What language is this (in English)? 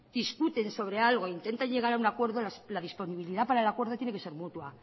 Spanish